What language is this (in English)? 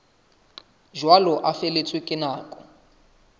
Southern Sotho